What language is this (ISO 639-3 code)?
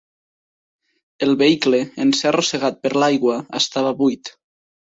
cat